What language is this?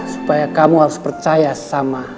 Indonesian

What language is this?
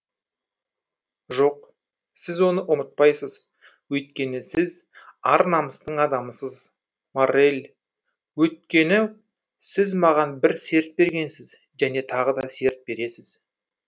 Kazakh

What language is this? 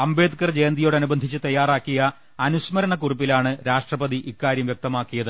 Malayalam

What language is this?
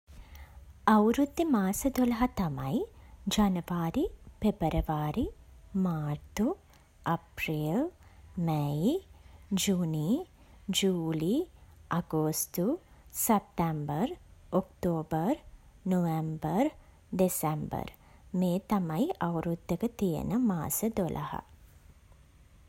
Sinhala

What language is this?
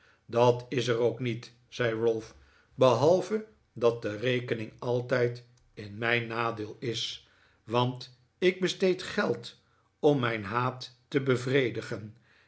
Dutch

